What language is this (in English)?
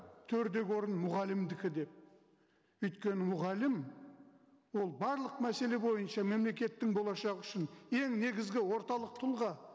Kazakh